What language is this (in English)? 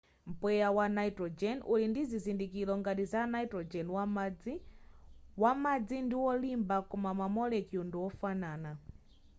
Nyanja